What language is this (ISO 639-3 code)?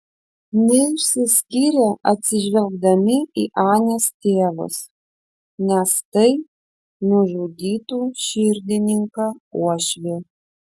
lit